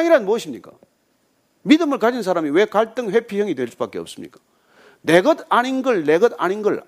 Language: Korean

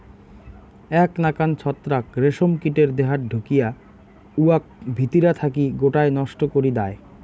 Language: Bangla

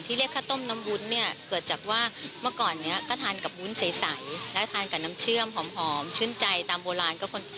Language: Thai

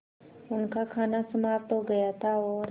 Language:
Hindi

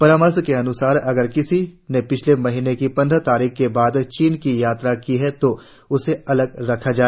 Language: Hindi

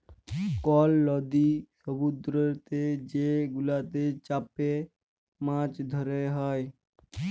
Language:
Bangla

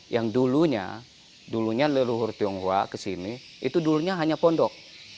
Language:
Indonesian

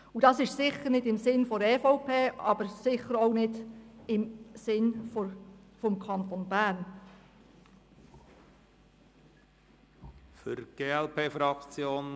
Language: Swiss German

